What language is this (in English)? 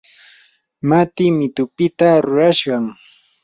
Yanahuanca Pasco Quechua